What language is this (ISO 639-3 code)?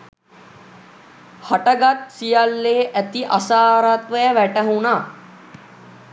sin